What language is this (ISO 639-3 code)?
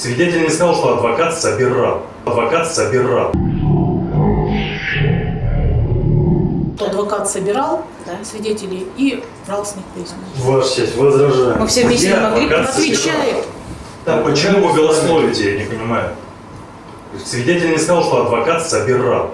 rus